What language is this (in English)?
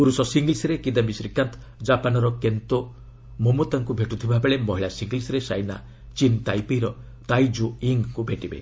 Odia